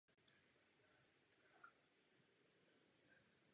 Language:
Czech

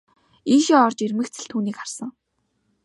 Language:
Mongolian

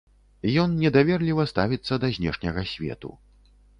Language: Belarusian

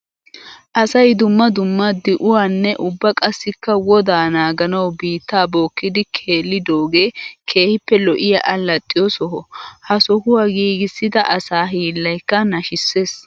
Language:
Wolaytta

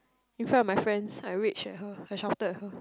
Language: English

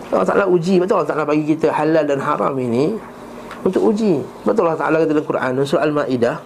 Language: Malay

